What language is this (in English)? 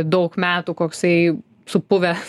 Lithuanian